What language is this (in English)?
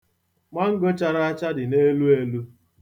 Igbo